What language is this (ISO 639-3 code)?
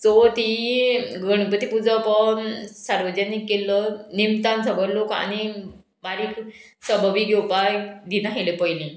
kok